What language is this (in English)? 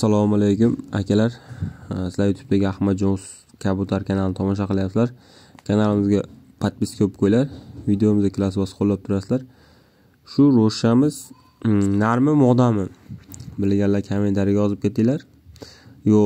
Turkish